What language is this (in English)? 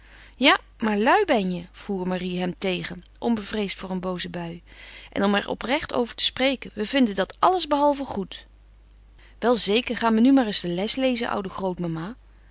Dutch